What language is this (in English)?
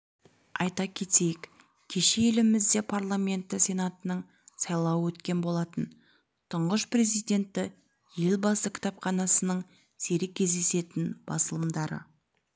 Kazakh